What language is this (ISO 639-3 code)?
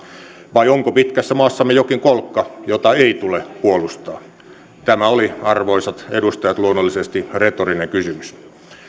fin